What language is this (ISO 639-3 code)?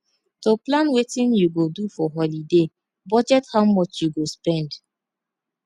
pcm